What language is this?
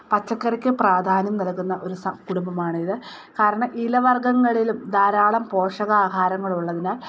Malayalam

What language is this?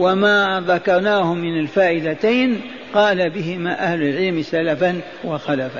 Arabic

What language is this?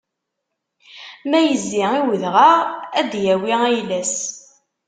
Kabyle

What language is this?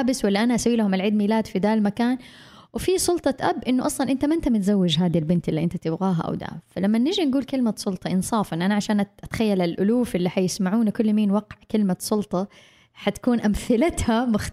Arabic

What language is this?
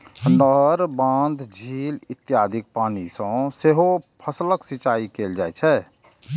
Maithili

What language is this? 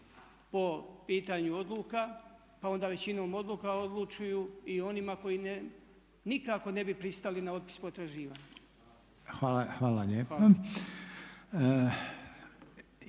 Croatian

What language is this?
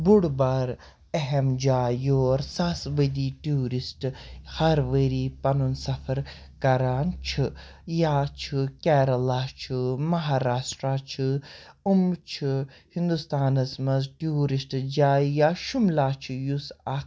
Kashmiri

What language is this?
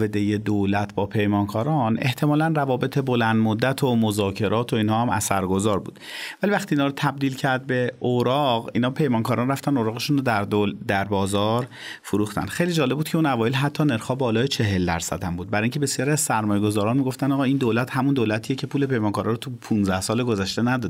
Persian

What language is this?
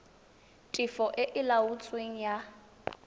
Tswana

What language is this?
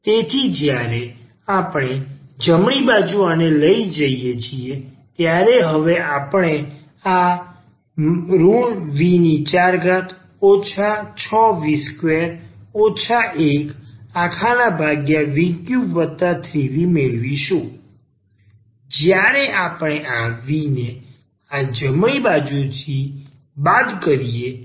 Gujarati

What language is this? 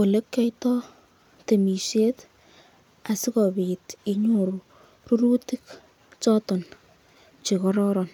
Kalenjin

